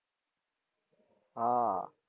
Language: Gujarati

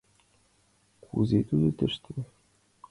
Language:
Mari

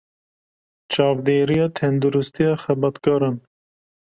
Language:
Kurdish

